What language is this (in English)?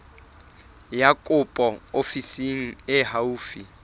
Southern Sotho